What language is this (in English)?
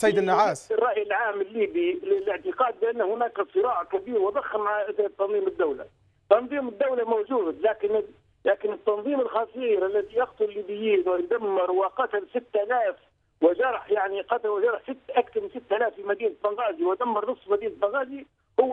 Arabic